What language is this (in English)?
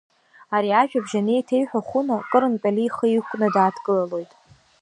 Abkhazian